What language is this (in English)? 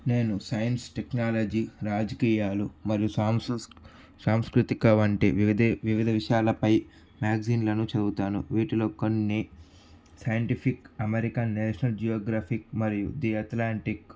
Telugu